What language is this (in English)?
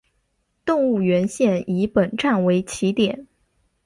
Chinese